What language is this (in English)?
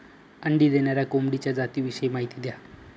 Marathi